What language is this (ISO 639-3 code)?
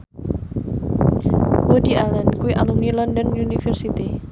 jav